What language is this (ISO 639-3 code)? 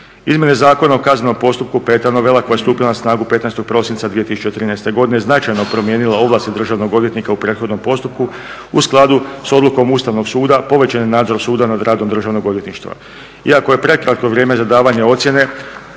hrv